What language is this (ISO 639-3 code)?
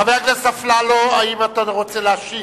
heb